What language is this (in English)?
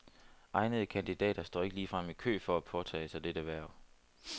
Danish